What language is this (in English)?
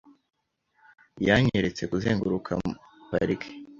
Kinyarwanda